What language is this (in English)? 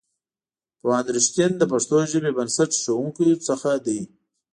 Pashto